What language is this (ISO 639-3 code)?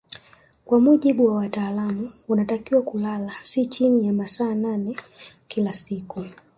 swa